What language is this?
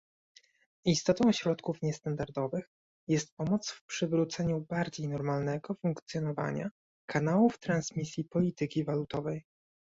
Polish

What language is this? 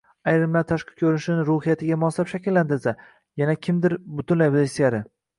Uzbek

